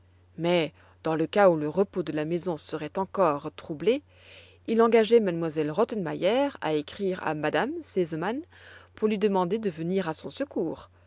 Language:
French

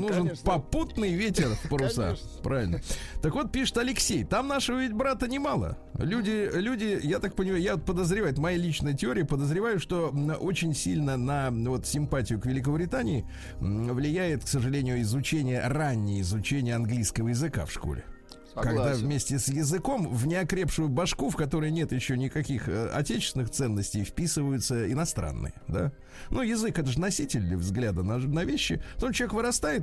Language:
Russian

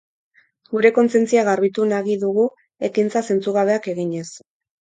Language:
Basque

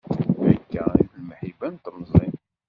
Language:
Kabyle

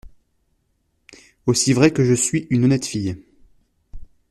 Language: French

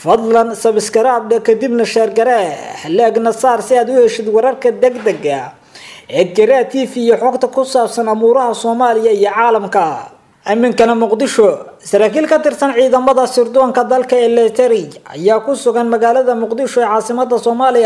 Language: Arabic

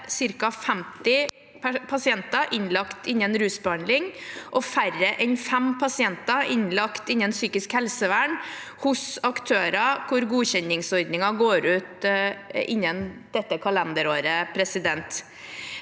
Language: Norwegian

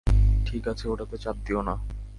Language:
Bangla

